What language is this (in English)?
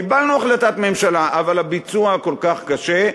Hebrew